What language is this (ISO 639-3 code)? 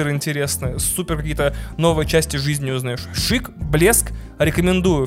rus